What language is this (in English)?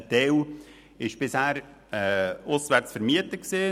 Swiss German